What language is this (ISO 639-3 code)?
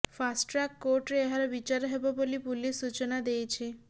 ori